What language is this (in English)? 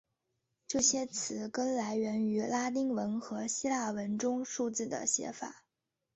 Chinese